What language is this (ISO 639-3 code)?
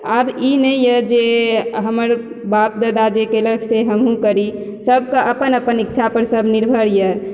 mai